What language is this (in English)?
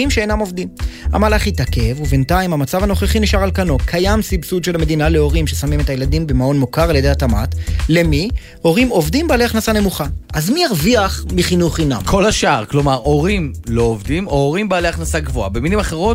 Hebrew